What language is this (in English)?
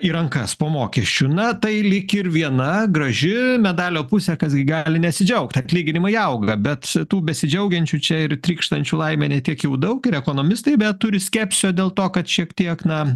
Lithuanian